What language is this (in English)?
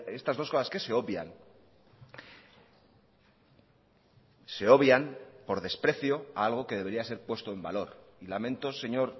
Spanish